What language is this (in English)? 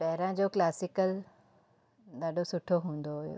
Sindhi